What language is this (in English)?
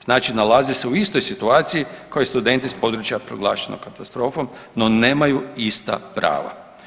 Croatian